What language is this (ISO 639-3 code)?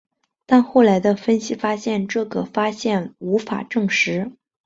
zho